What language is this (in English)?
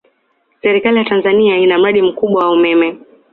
Swahili